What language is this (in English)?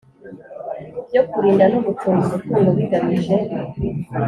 Kinyarwanda